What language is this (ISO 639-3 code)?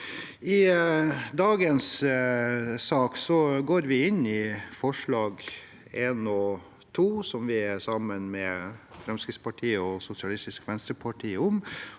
nor